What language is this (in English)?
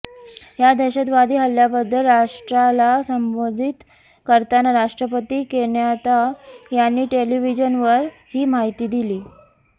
Marathi